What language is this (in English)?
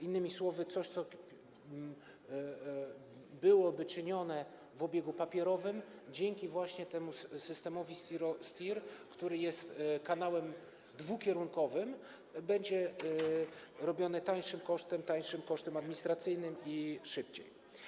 Polish